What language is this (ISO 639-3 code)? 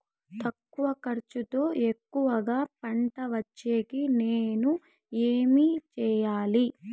tel